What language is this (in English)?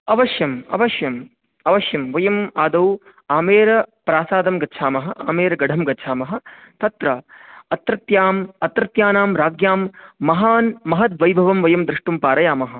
Sanskrit